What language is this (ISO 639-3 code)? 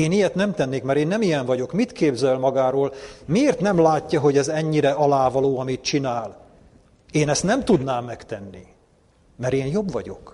hun